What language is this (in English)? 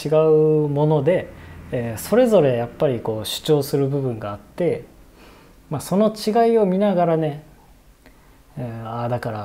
Japanese